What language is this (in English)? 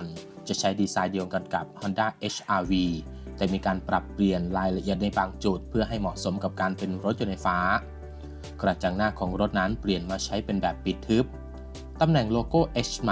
Thai